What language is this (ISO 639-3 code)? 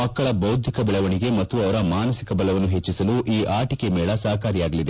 kan